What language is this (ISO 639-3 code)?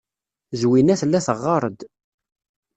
kab